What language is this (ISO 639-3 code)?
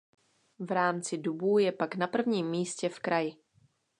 ces